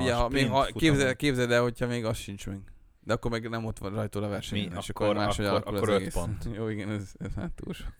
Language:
Hungarian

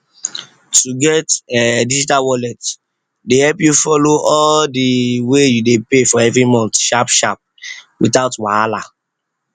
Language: Nigerian Pidgin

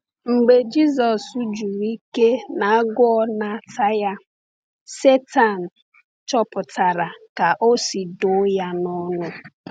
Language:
Igbo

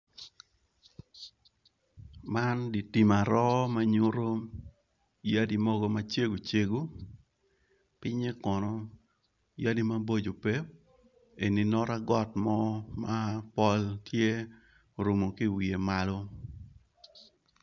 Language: Acoli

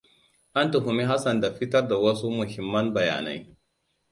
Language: Hausa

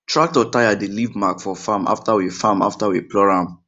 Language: Nigerian Pidgin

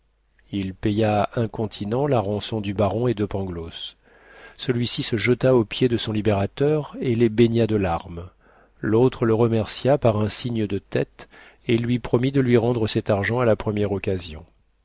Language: French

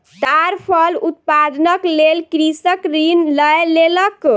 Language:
Maithili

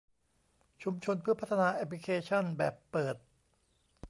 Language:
Thai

